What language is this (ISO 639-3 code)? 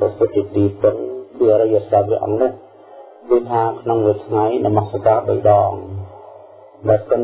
vie